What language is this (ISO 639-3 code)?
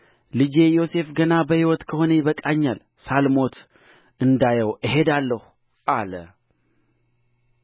amh